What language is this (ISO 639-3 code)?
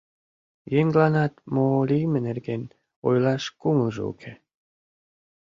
chm